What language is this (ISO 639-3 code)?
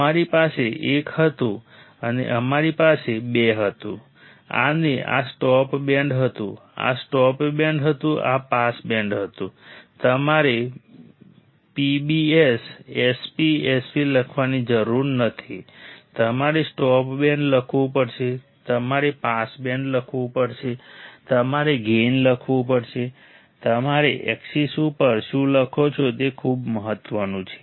guj